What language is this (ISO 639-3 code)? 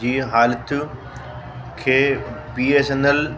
snd